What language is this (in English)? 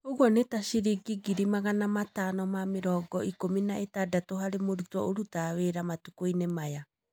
Kikuyu